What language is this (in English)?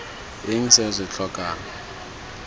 Tswana